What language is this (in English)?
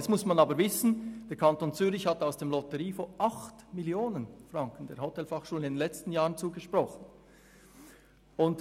Swiss German